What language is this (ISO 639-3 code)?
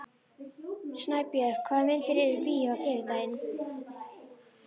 isl